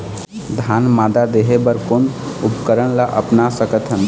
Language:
Chhattisgarhi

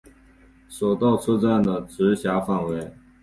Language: Chinese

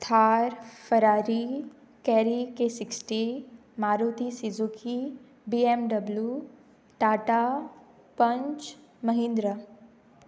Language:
Konkani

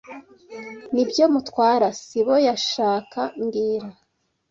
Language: Kinyarwanda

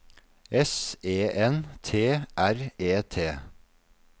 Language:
Norwegian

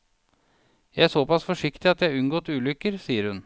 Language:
Norwegian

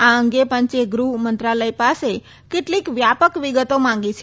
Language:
Gujarati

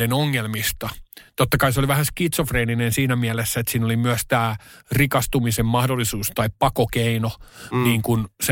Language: Finnish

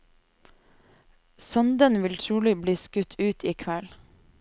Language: Norwegian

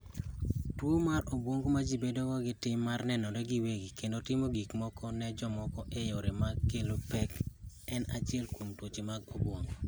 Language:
Luo (Kenya and Tanzania)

